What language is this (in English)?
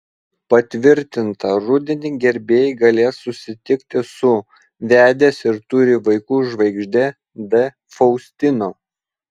Lithuanian